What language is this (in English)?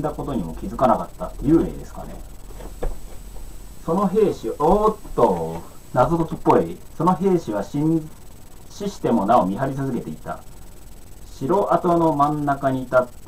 Japanese